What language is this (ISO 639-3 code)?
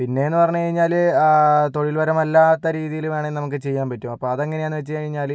mal